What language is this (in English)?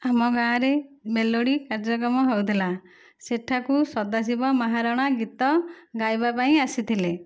Odia